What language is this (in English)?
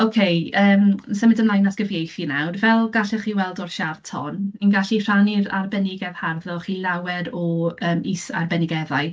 Welsh